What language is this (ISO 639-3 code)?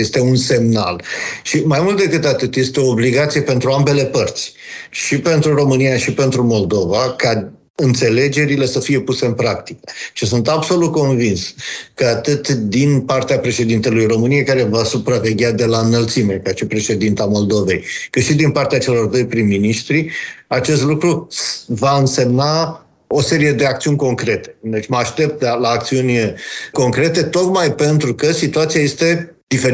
ron